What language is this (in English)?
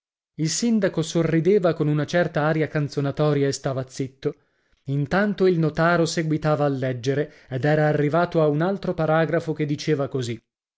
Italian